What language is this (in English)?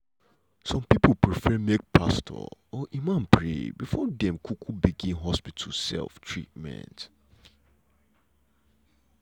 Nigerian Pidgin